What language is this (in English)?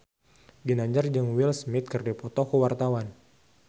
Sundanese